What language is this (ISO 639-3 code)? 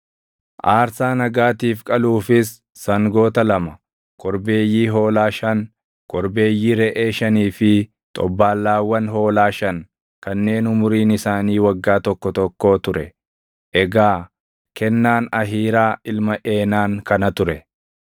orm